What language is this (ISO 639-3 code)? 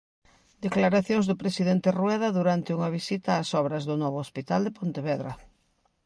glg